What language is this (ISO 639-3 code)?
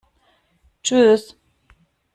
deu